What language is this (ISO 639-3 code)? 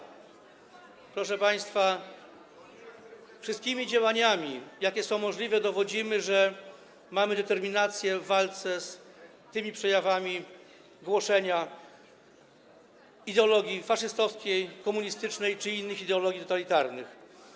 pol